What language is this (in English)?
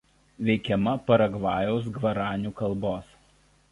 Lithuanian